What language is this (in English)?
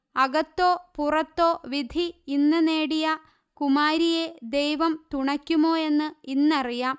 Malayalam